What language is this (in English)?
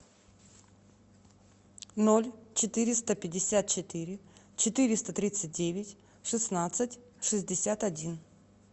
Russian